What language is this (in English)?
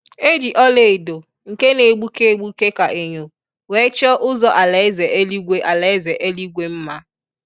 Igbo